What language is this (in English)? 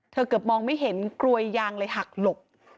Thai